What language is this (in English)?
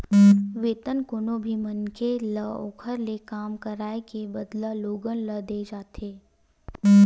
Chhattisgarhi